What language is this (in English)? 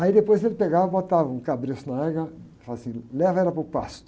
Portuguese